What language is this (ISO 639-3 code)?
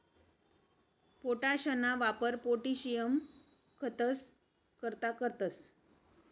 mar